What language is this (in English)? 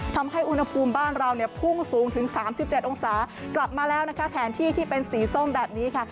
Thai